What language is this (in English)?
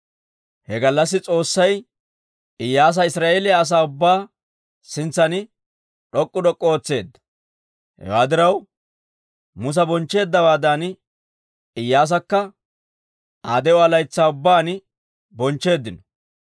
Dawro